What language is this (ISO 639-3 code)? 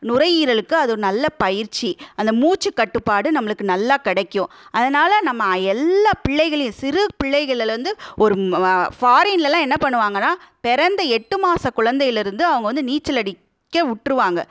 tam